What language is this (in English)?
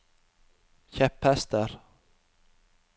Norwegian